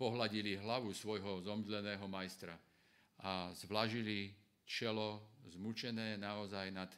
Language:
Slovak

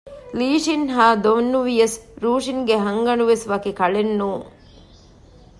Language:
Divehi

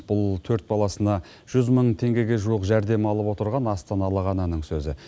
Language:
Kazakh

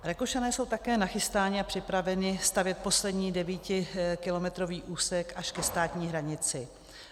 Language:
Czech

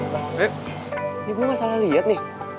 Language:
Indonesian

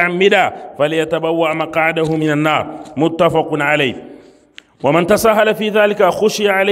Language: Arabic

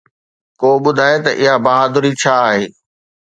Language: Sindhi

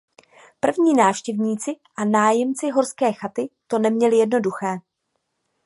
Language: Czech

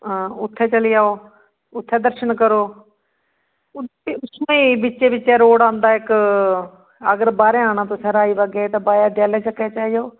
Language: Dogri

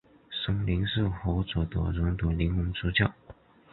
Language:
Chinese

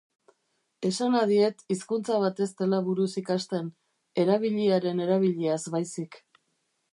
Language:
Basque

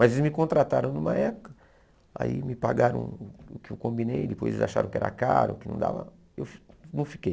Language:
Portuguese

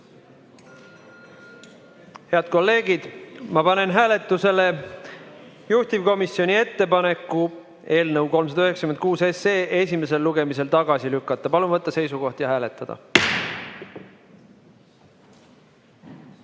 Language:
Estonian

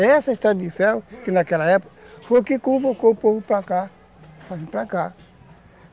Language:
Portuguese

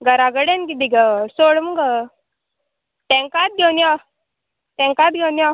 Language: Konkani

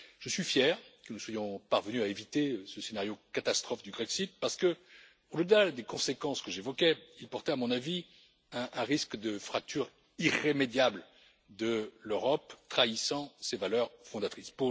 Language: French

